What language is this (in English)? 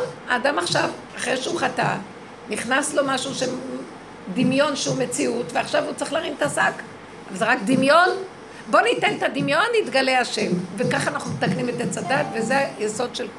Hebrew